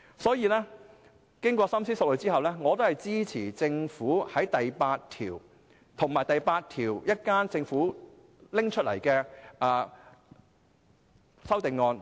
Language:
Cantonese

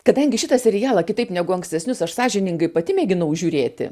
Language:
Lithuanian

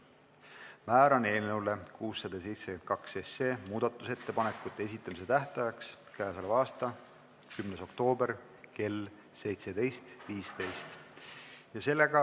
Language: Estonian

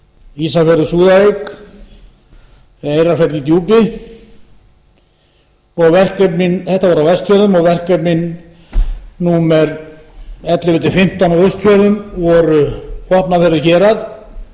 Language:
Icelandic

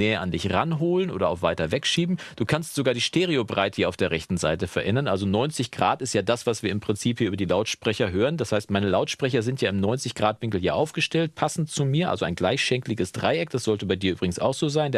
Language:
German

